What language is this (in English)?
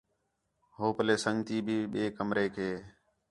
Khetrani